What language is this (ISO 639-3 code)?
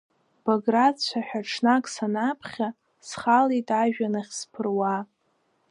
abk